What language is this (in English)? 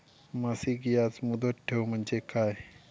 Marathi